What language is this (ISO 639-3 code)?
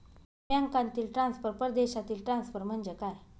mar